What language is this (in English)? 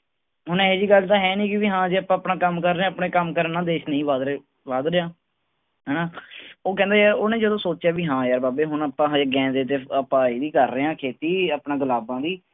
Punjabi